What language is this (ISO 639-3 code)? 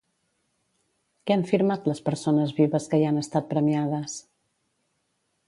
cat